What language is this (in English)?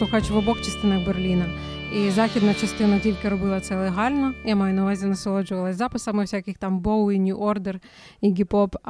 Ukrainian